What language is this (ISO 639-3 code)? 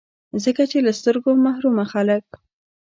pus